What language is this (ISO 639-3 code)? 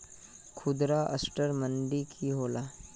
mag